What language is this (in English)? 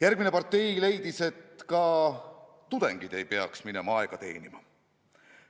Estonian